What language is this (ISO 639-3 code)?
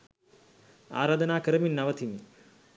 sin